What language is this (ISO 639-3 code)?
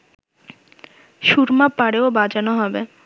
ben